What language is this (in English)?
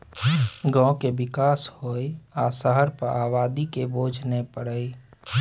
Maithili